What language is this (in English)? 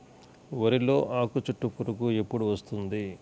Telugu